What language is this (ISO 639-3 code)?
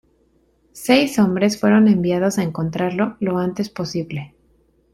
spa